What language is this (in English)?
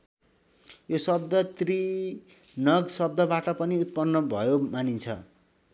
Nepali